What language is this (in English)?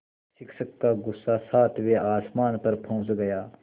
Hindi